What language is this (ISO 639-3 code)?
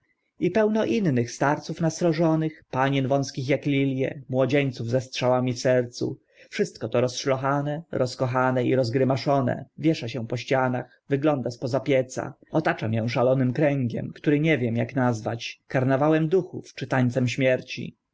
pol